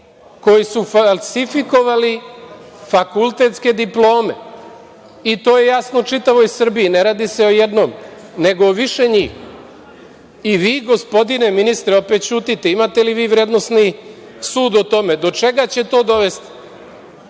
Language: Serbian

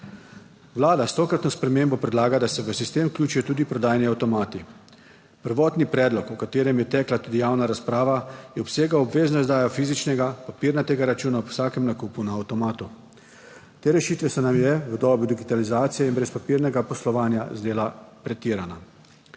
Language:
Slovenian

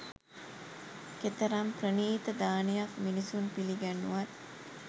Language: Sinhala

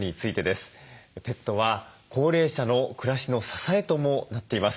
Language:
Japanese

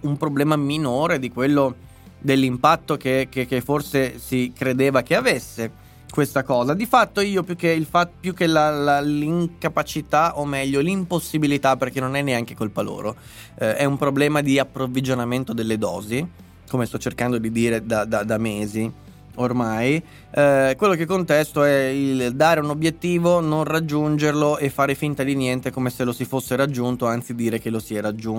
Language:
Italian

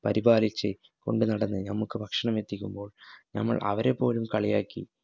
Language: Malayalam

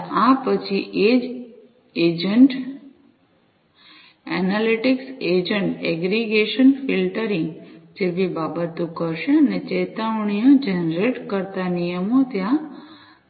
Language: Gujarati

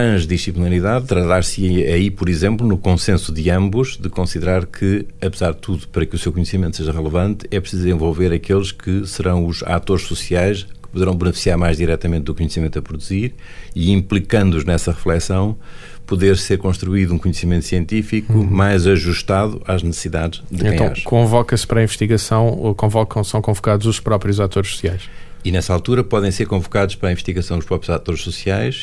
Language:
Portuguese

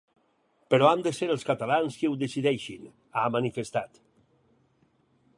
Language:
Catalan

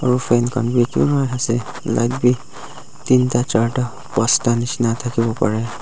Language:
Naga Pidgin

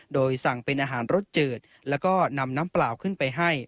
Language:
Thai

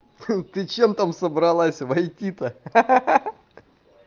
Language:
Russian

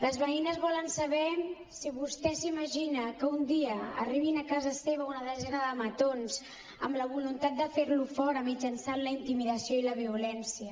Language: Catalan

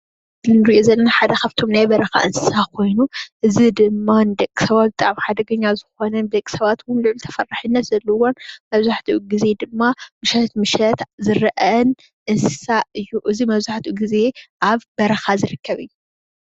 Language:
Tigrinya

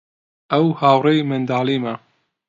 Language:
Central Kurdish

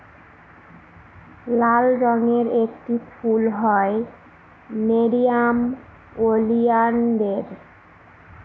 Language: Bangla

